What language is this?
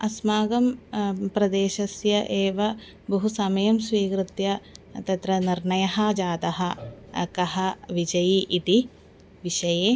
Sanskrit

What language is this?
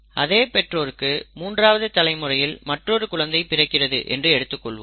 Tamil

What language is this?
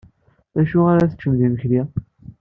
Kabyle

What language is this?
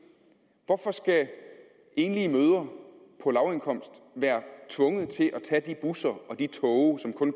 Danish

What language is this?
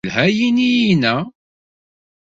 Kabyle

